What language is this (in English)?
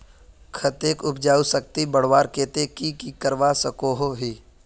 Magahi